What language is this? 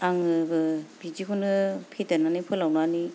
Bodo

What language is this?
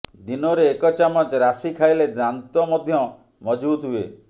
Odia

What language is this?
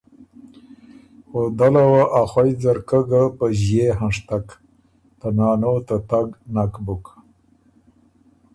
Ormuri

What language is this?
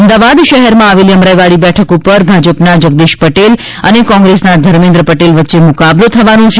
Gujarati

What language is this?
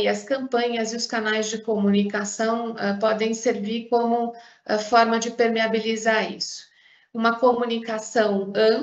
Portuguese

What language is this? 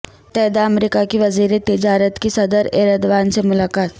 Urdu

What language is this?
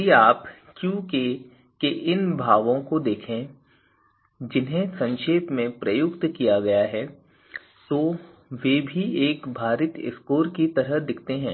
Hindi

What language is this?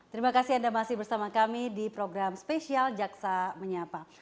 Indonesian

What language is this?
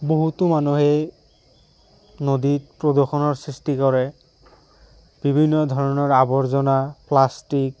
Assamese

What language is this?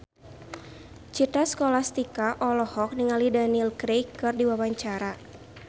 Sundanese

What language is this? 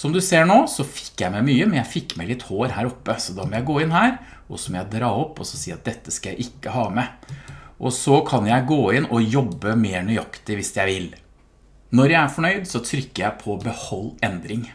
Norwegian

